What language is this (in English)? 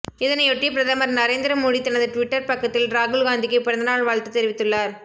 Tamil